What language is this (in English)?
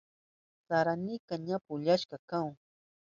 Southern Pastaza Quechua